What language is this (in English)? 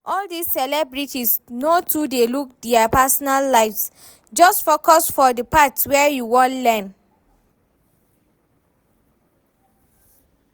Nigerian Pidgin